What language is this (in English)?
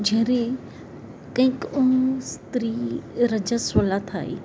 Gujarati